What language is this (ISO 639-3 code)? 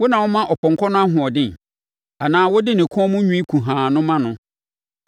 aka